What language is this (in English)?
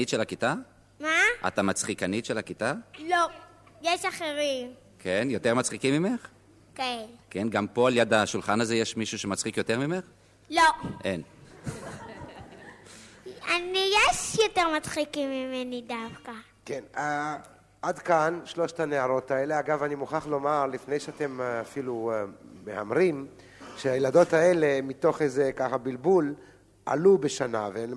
Hebrew